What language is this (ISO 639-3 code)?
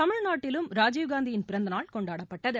tam